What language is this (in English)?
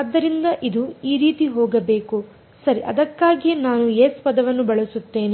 Kannada